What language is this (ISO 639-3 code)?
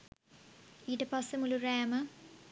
sin